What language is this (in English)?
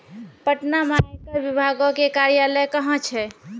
Maithili